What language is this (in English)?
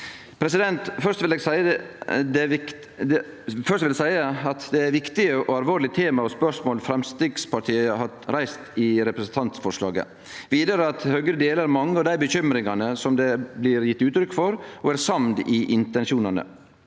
Norwegian